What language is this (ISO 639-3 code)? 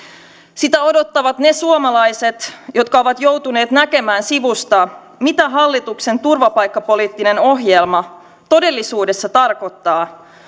fin